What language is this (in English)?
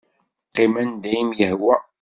Kabyle